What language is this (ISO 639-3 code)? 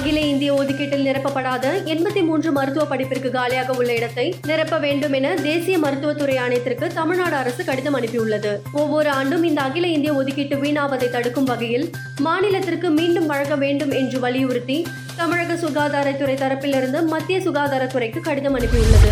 tam